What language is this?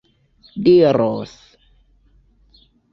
Esperanto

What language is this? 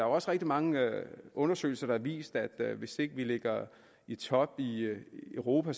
Danish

